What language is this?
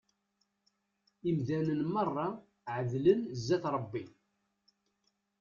Kabyle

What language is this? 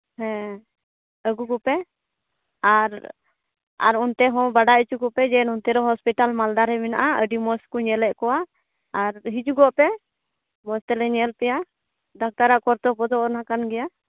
Santali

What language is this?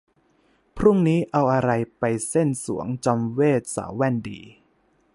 Thai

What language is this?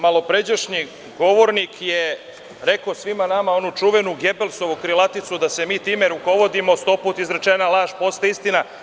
Serbian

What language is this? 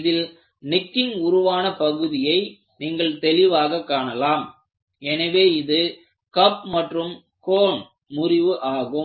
Tamil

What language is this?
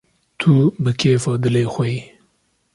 Kurdish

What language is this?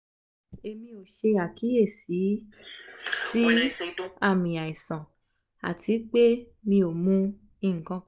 Yoruba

